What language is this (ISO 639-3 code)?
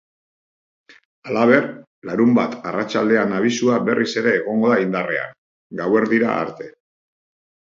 eus